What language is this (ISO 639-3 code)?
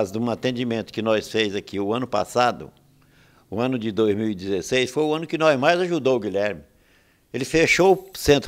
por